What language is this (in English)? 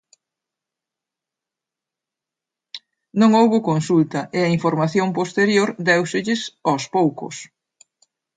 Galician